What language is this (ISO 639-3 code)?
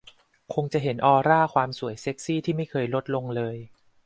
tha